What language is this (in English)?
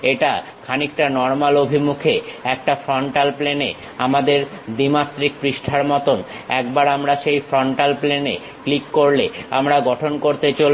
Bangla